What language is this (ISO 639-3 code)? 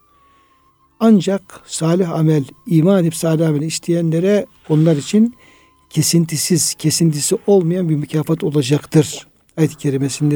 tur